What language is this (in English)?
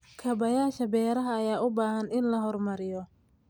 Somali